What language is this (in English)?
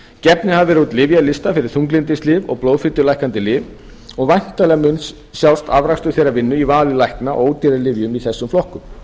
Icelandic